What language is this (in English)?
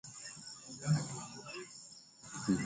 Swahili